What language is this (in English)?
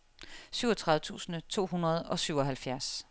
Danish